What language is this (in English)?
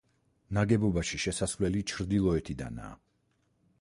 Georgian